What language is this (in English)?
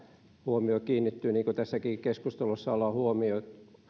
Finnish